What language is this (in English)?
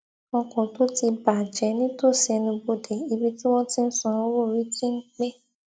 Yoruba